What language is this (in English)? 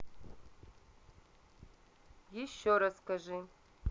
Russian